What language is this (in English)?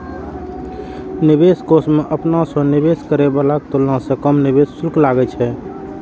Maithili